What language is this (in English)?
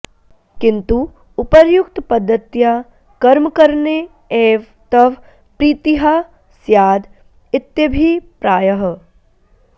Sanskrit